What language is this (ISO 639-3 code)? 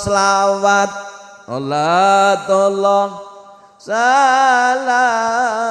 ind